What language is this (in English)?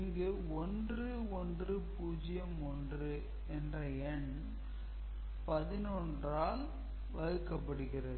Tamil